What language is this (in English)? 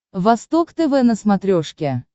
Russian